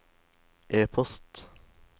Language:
Norwegian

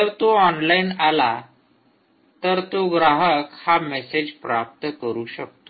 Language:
Marathi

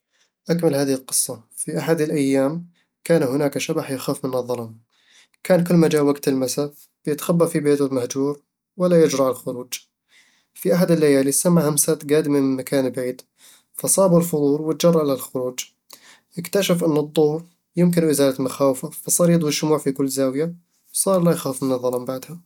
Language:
Eastern Egyptian Bedawi Arabic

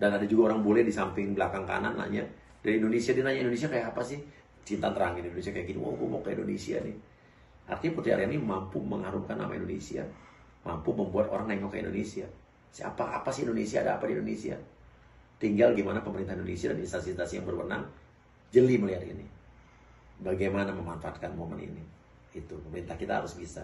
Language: Indonesian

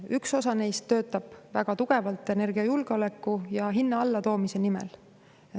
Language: Estonian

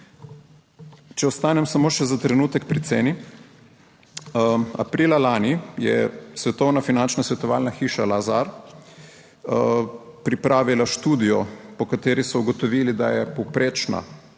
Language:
Slovenian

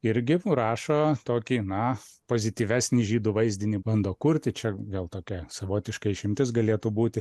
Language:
Lithuanian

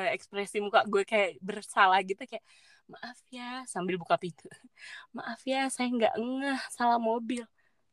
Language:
Indonesian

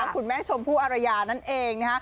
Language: Thai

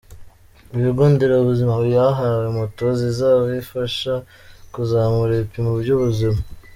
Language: Kinyarwanda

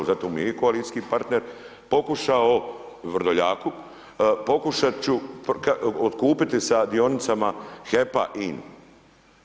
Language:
Croatian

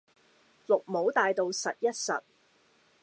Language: Cantonese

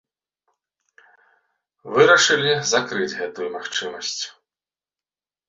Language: Belarusian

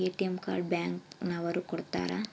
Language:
Kannada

